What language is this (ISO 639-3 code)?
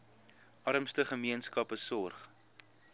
afr